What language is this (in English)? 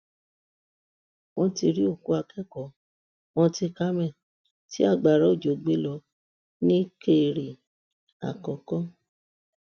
Yoruba